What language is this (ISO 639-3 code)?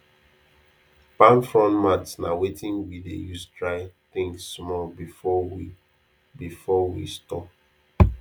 pcm